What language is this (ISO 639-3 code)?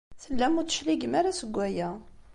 kab